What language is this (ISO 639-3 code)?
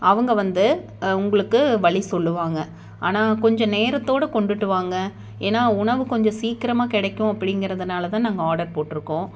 tam